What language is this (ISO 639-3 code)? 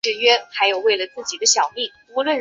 zho